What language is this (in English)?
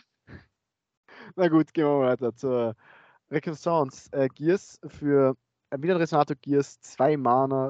German